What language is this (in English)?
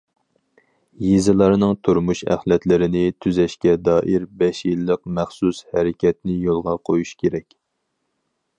Uyghur